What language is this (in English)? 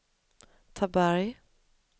Swedish